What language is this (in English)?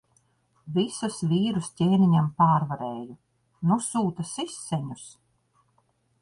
Latvian